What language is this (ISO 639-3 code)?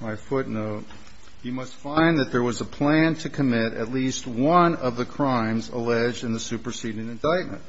eng